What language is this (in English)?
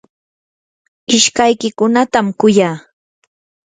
Yanahuanca Pasco Quechua